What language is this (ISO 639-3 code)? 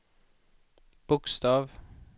swe